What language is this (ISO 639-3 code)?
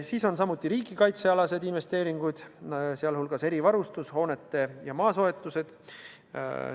est